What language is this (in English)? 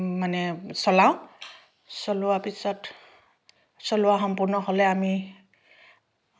Assamese